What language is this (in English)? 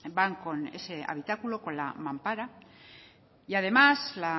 Spanish